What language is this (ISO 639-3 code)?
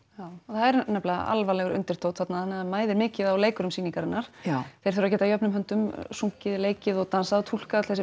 isl